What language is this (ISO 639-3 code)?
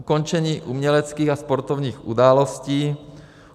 ces